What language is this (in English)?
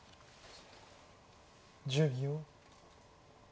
Japanese